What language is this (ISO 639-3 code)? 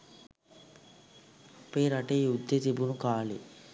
sin